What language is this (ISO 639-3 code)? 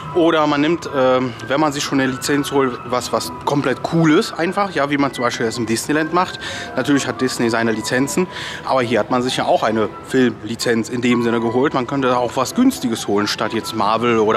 deu